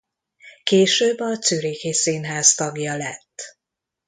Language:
Hungarian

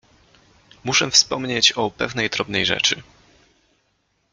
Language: Polish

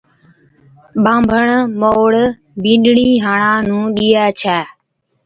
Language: Od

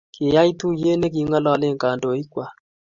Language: Kalenjin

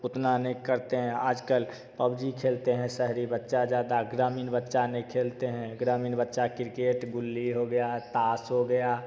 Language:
Hindi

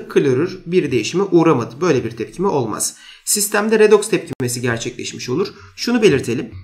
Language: Turkish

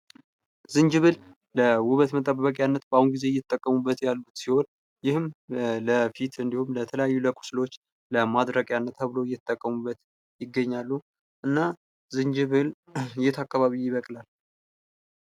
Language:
Amharic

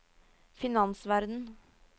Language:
Norwegian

